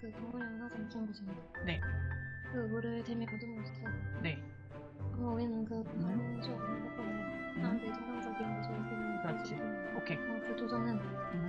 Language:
Korean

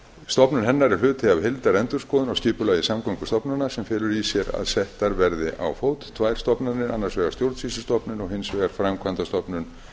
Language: Icelandic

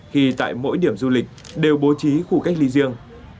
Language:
Vietnamese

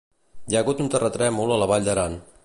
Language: Catalan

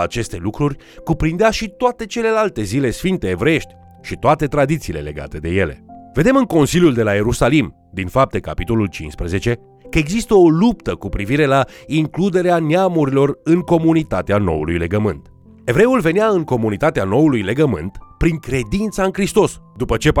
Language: Romanian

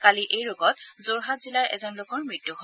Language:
Assamese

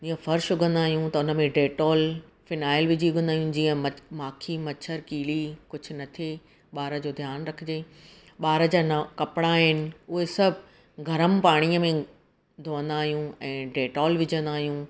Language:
Sindhi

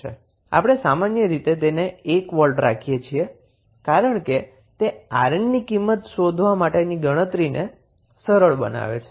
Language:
Gujarati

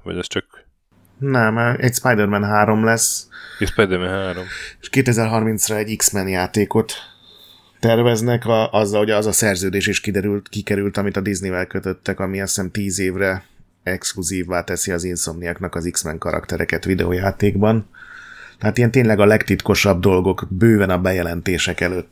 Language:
Hungarian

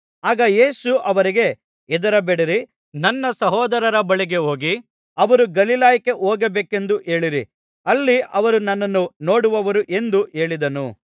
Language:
Kannada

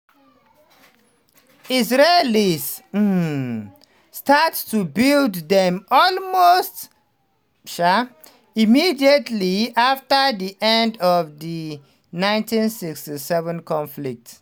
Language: Nigerian Pidgin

